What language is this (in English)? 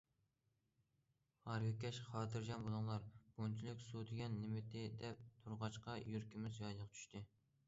Uyghur